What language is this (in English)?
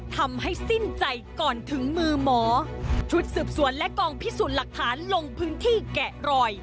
Thai